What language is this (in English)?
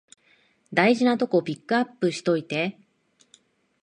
Japanese